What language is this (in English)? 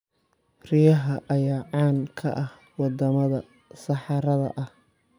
Somali